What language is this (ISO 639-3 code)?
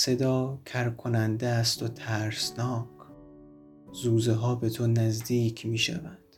fas